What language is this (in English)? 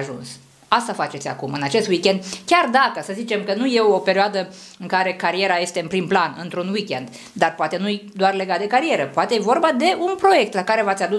Romanian